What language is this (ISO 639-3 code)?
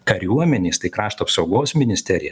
lit